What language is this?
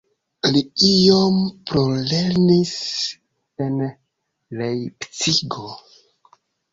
Esperanto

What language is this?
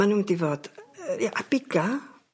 Welsh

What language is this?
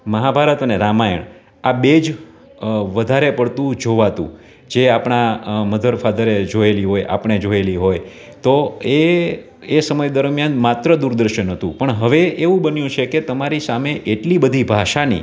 Gujarati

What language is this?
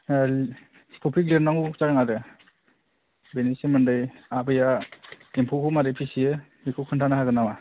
Bodo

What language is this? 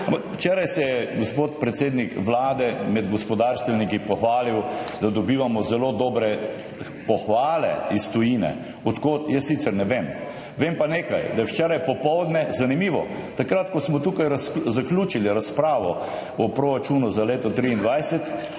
Slovenian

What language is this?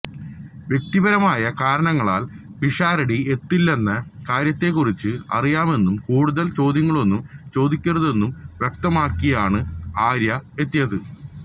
Malayalam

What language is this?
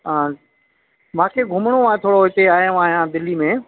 Sindhi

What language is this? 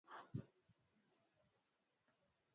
Swahili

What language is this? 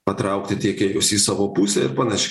Lithuanian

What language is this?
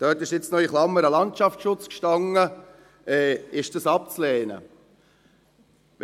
Swiss German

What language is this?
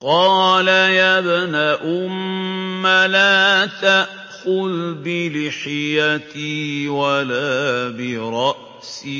Arabic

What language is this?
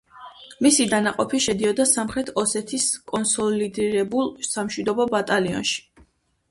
Georgian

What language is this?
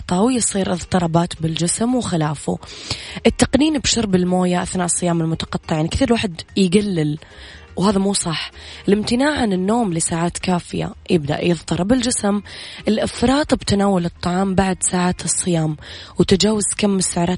Arabic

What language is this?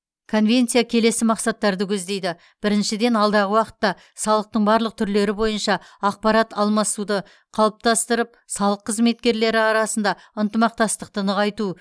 Kazakh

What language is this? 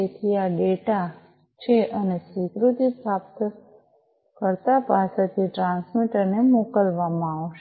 Gujarati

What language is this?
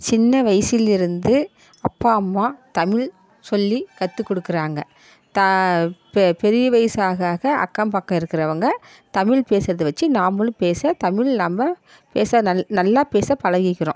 Tamil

